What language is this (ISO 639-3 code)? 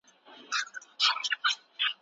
pus